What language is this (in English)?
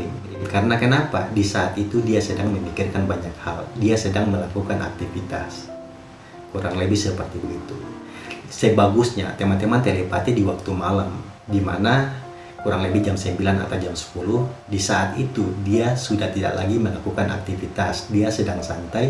Indonesian